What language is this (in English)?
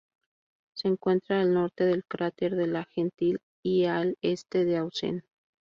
Spanish